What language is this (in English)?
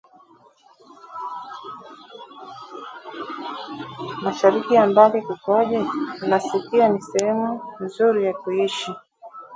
Swahili